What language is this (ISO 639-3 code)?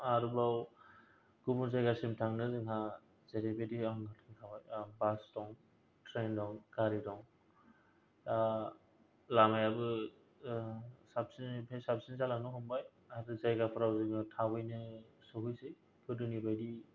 brx